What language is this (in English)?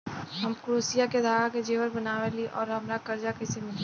Bhojpuri